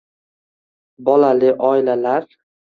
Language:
Uzbek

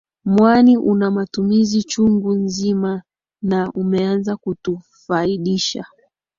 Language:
Swahili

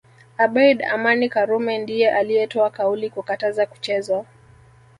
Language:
Swahili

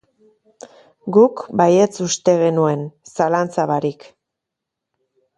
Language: Basque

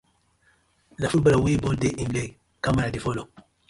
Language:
Nigerian Pidgin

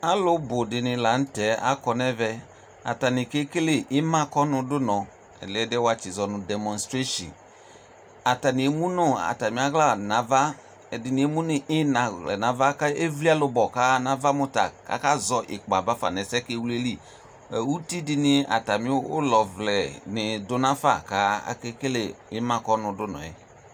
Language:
Ikposo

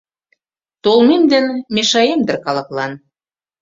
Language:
Mari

